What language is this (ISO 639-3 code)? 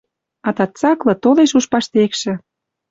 mrj